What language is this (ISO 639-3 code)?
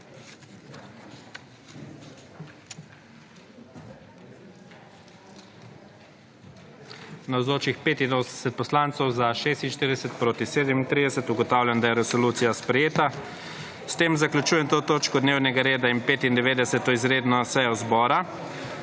slv